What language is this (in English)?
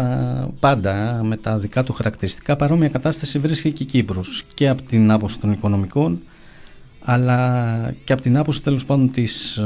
Greek